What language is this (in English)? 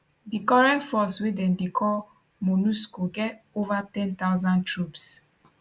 Nigerian Pidgin